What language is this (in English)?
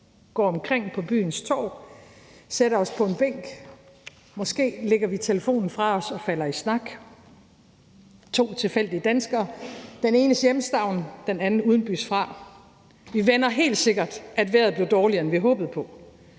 Danish